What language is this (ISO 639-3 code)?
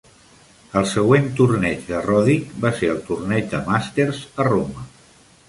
cat